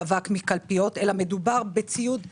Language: Hebrew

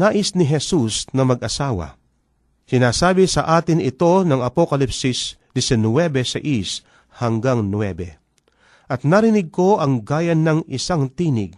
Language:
Filipino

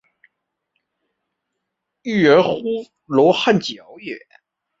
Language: Chinese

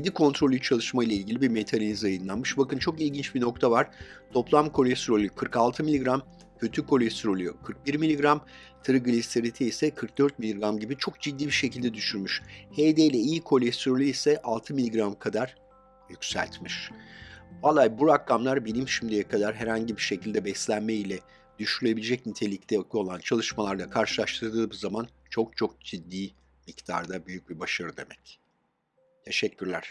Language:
Turkish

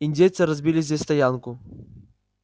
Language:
Russian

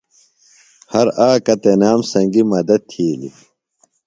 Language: Phalura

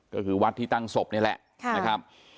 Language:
Thai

